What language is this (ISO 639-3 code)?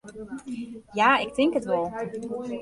fry